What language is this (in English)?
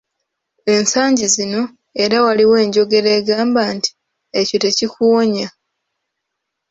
Ganda